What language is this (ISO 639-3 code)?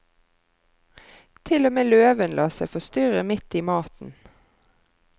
nor